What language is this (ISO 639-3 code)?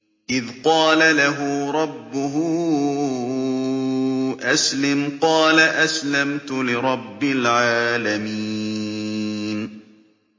ara